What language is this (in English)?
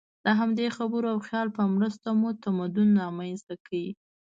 Pashto